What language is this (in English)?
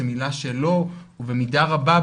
Hebrew